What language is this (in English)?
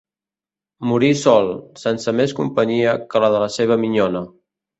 Catalan